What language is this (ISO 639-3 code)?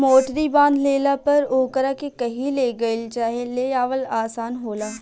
bho